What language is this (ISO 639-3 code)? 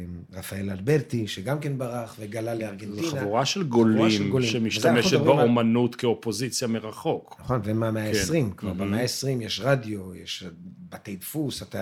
heb